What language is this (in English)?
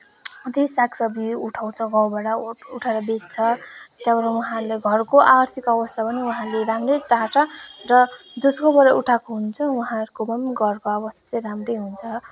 Nepali